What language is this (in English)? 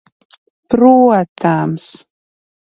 Latvian